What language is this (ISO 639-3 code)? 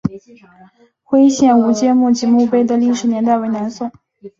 zho